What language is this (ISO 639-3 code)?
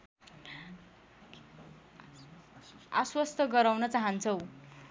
nep